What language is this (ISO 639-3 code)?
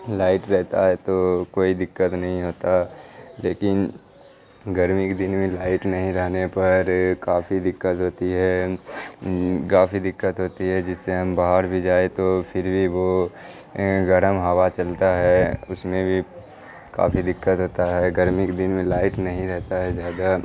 urd